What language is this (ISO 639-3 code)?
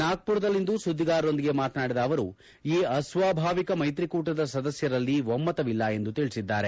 kan